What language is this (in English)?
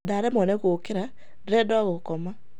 Kikuyu